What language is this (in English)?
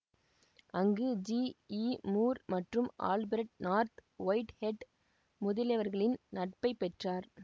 Tamil